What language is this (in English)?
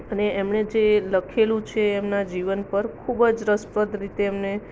Gujarati